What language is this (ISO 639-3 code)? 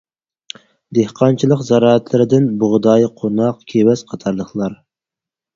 uig